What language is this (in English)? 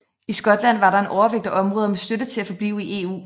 Danish